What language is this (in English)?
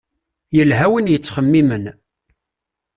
Kabyle